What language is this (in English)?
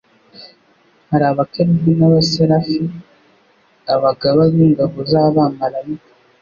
Kinyarwanda